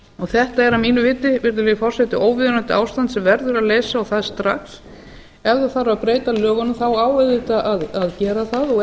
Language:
Icelandic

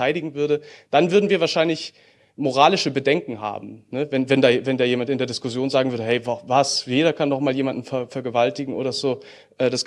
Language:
German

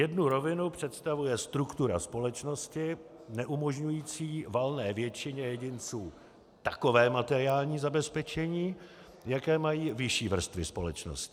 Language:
Czech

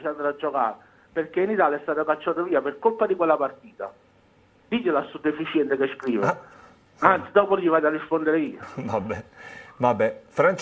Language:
Italian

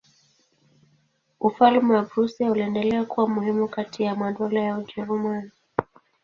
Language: Swahili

